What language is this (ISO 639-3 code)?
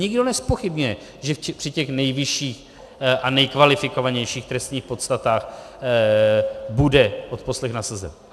ces